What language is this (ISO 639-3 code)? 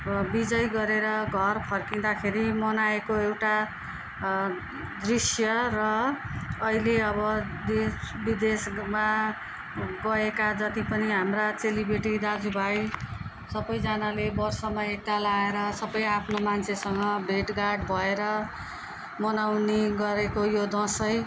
nep